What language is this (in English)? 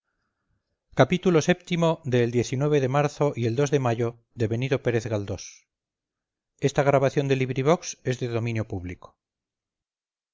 Spanish